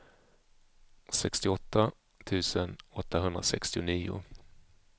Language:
Swedish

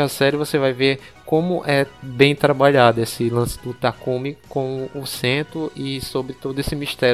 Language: Portuguese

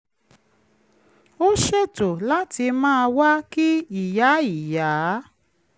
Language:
Yoruba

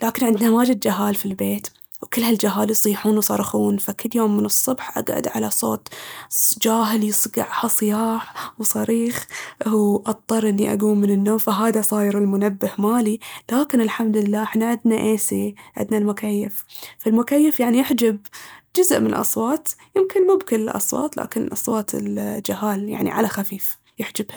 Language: Baharna Arabic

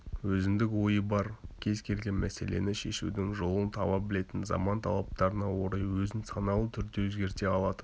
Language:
Kazakh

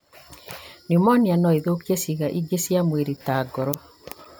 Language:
Kikuyu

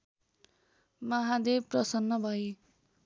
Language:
Nepali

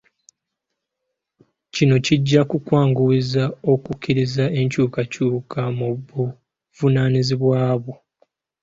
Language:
Ganda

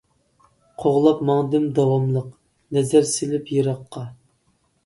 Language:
Uyghur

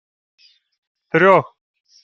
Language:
Ukrainian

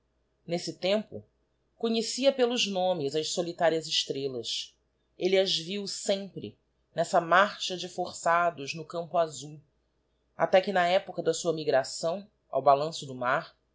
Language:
Portuguese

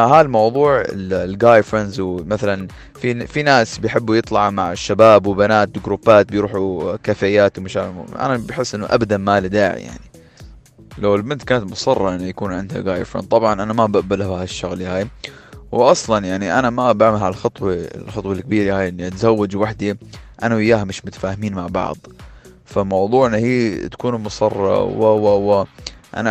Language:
Arabic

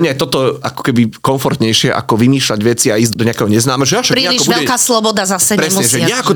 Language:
Slovak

